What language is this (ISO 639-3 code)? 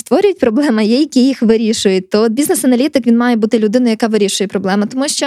ukr